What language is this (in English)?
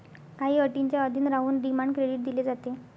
Marathi